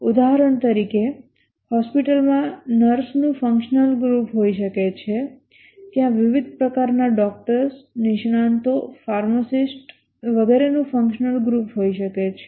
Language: Gujarati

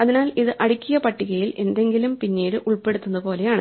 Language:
Malayalam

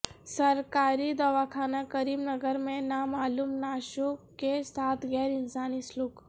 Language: Urdu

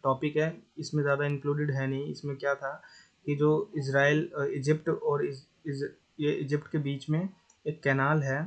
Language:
Hindi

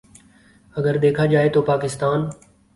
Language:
Urdu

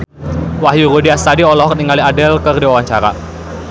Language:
Sundanese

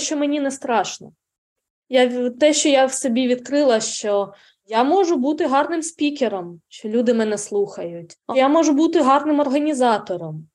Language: Ukrainian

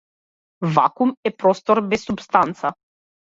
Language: Macedonian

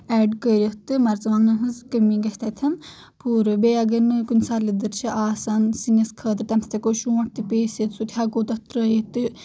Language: Kashmiri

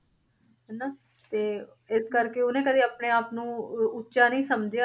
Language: Punjabi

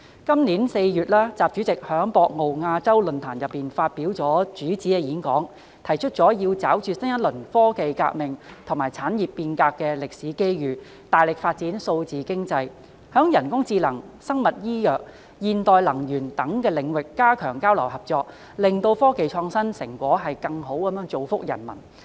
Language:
Cantonese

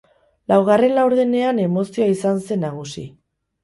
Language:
Basque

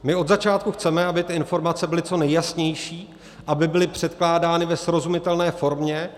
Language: Czech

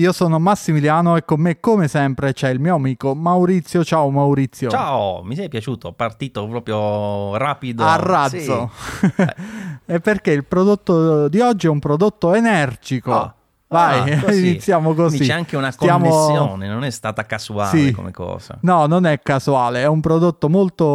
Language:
Italian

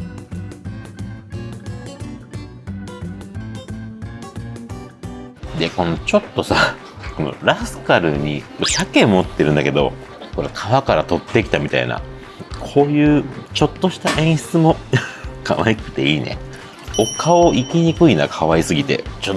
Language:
Japanese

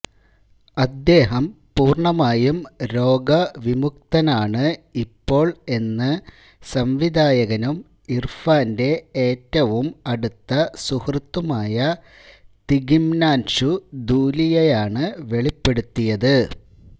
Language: Malayalam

